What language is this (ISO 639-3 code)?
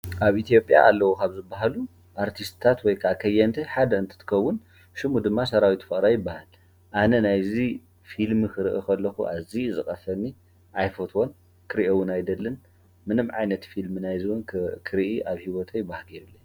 tir